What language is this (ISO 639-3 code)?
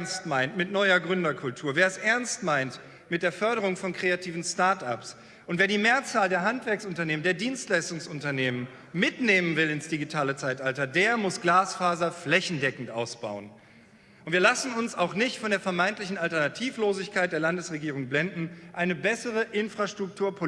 deu